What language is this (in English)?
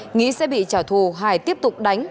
Vietnamese